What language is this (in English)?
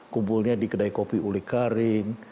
Indonesian